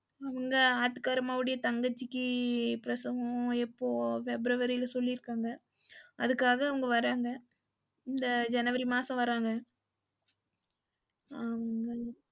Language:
Tamil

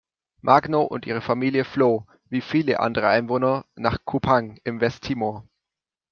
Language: German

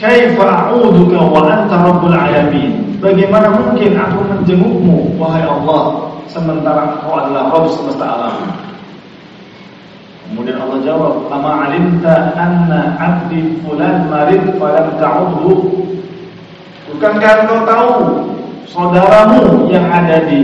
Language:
Indonesian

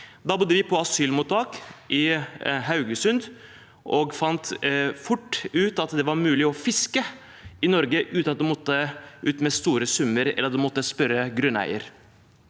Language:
Norwegian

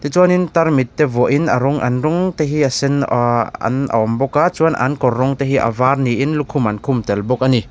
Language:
Mizo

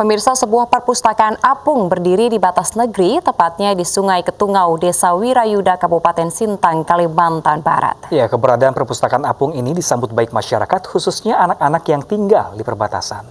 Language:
Indonesian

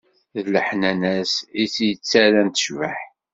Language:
Kabyle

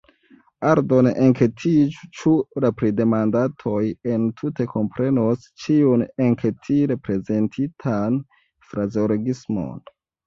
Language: Esperanto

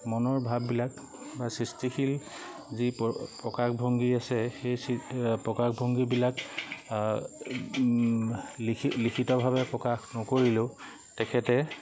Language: Assamese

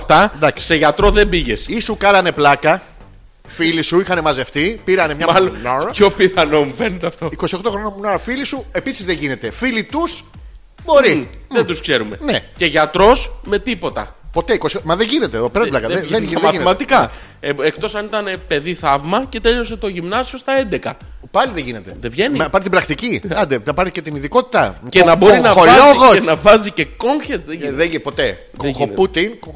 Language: Greek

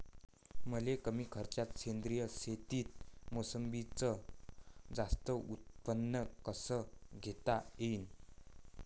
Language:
Marathi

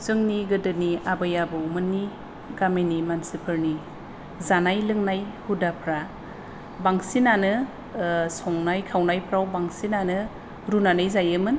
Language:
Bodo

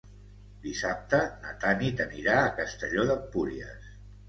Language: Catalan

